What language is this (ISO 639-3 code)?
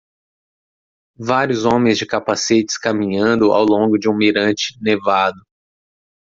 por